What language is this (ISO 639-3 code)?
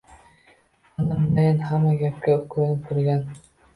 uzb